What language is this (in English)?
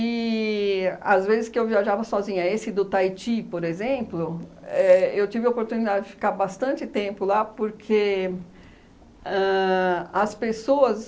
Portuguese